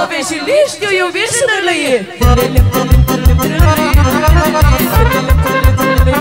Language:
Romanian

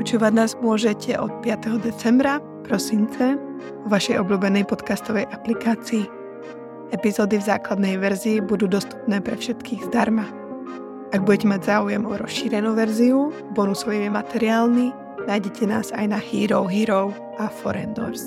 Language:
Czech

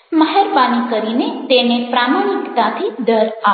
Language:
Gujarati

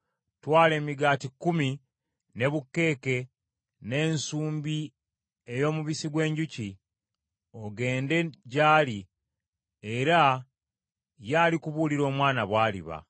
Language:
Ganda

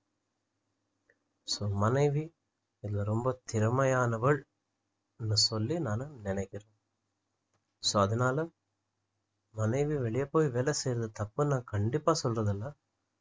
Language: Tamil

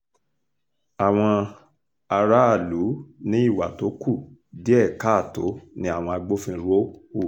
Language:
Yoruba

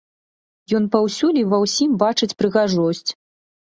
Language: Belarusian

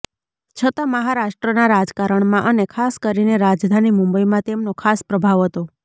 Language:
Gujarati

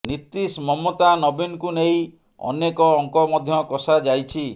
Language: Odia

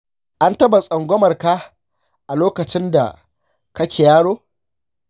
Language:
Hausa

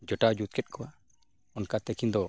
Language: Santali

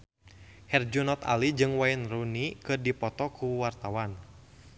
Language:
Sundanese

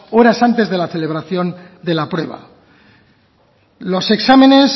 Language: Spanish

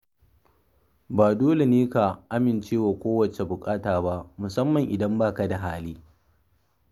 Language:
Hausa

